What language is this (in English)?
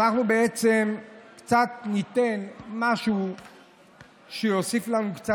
Hebrew